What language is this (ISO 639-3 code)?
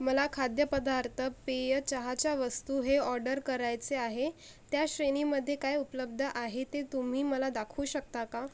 mar